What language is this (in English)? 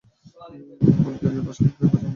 Bangla